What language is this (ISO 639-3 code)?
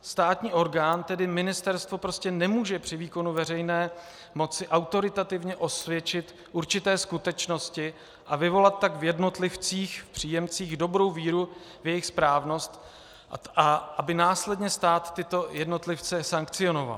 ces